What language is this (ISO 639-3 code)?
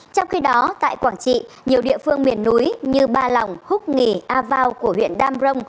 vie